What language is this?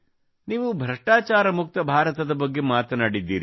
Kannada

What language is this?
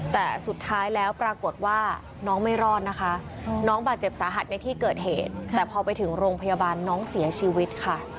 Thai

